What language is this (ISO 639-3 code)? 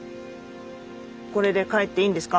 jpn